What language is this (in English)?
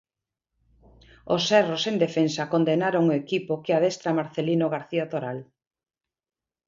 Galician